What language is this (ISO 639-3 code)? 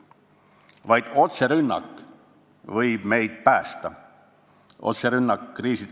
est